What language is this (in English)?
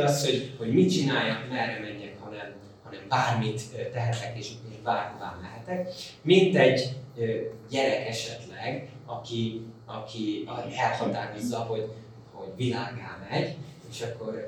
Hungarian